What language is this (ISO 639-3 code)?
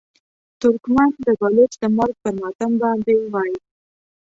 pus